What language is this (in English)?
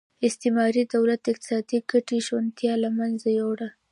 Pashto